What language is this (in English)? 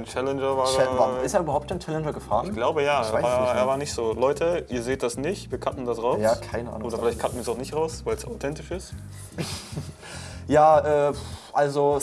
German